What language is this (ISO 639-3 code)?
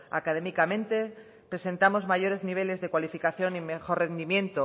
spa